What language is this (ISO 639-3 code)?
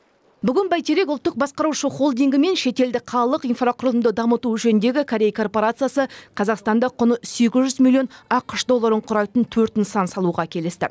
kaz